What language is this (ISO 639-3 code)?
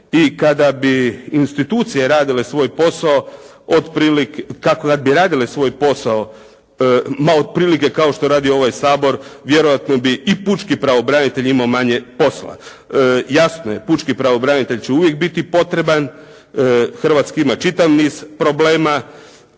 hrv